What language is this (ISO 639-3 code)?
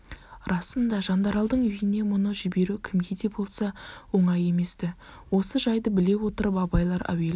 kaz